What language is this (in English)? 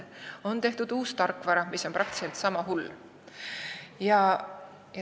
Estonian